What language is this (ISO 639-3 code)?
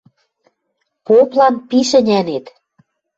mrj